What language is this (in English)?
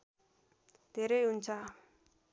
Nepali